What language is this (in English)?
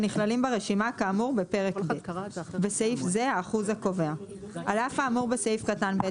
Hebrew